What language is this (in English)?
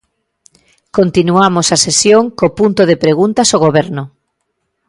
Galician